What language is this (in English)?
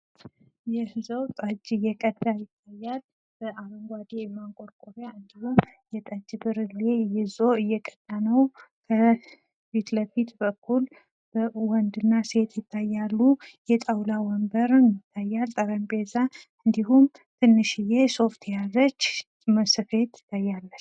Amharic